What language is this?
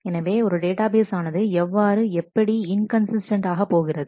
Tamil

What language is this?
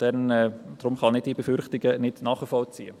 Swiss German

